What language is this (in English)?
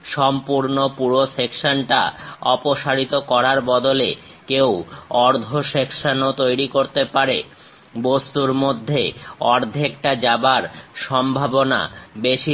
Bangla